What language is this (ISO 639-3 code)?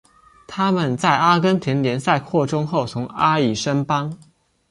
zho